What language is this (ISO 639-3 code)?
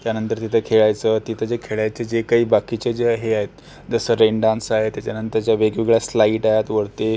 mar